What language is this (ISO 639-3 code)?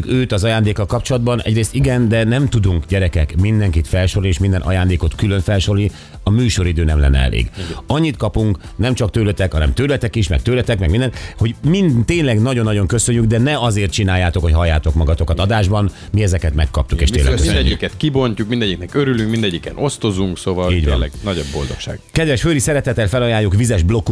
hun